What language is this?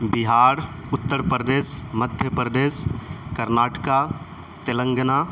Urdu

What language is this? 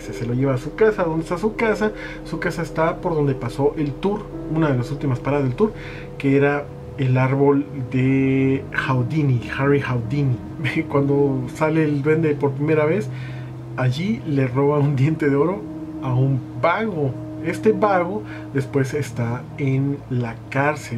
Spanish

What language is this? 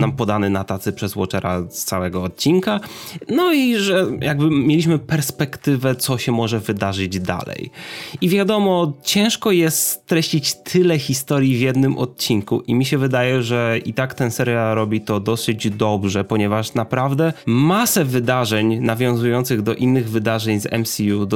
Polish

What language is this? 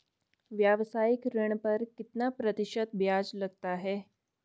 Hindi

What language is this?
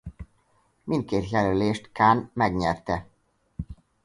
Hungarian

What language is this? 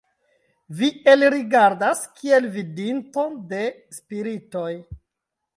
Esperanto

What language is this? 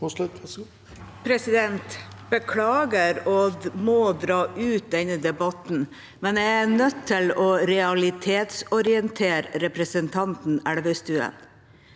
Norwegian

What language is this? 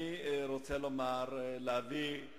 Hebrew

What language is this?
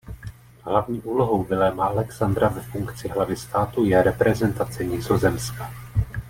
Czech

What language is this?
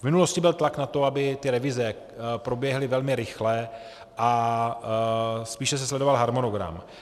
Czech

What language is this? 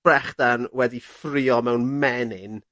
Welsh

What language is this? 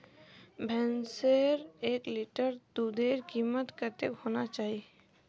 Magahi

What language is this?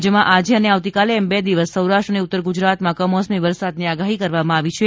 Gujarati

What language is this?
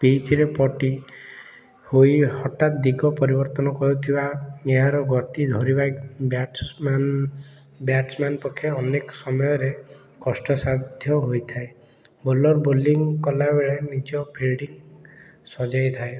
Odia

